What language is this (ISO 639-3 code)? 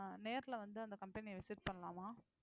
tam